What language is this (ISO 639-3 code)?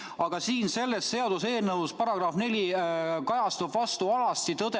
est